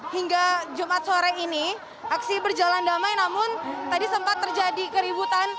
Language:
Indonesian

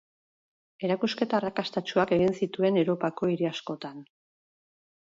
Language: Basque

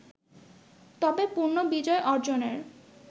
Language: Bangla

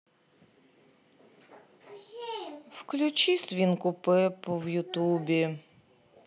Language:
Russian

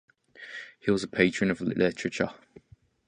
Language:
English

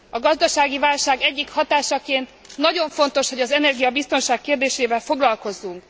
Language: Hungarian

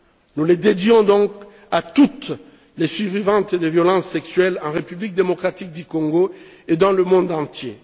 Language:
French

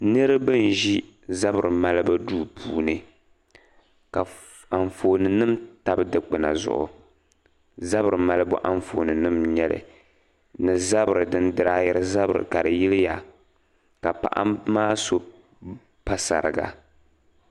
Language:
Dagbani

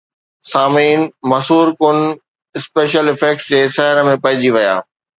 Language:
Sindhi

